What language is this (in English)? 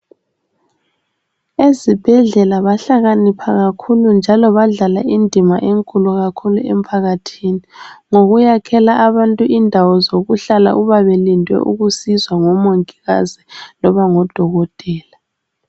North Ndebele